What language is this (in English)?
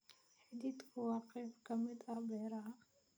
Somali